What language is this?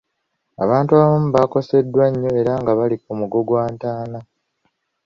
Ganda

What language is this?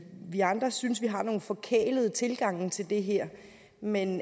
Danish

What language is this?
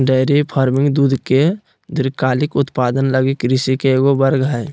Magahi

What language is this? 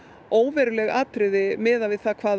Icelandic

